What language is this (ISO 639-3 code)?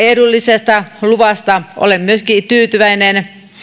fin